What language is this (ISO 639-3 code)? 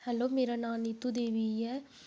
doi